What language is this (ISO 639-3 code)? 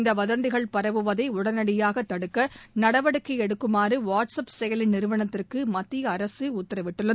tam